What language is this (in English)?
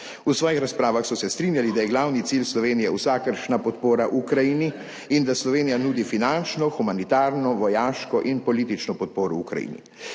Slovenian